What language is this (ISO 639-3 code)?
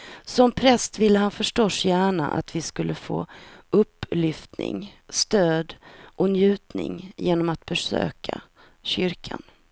swe